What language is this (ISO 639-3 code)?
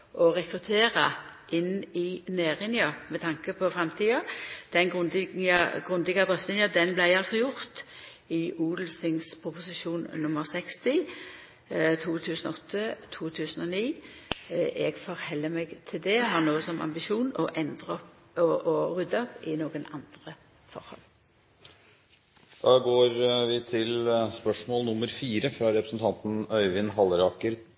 nno